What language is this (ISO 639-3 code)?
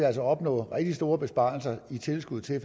dan